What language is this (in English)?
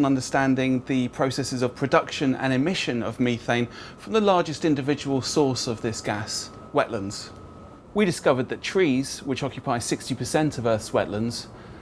English